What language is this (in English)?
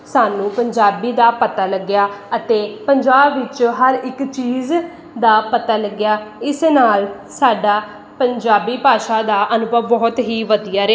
Punjabi